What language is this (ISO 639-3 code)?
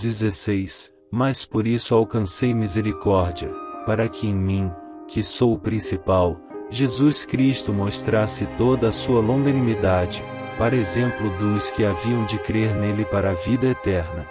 por